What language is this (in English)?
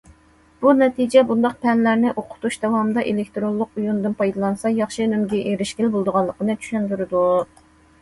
Uyghur